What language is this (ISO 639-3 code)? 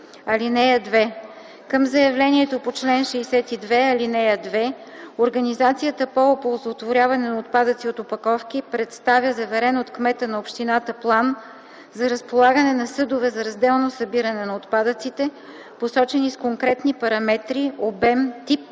bul